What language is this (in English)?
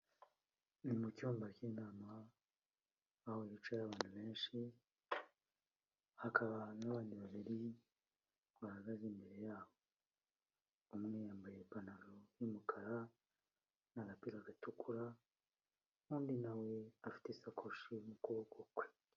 Kinyarwanda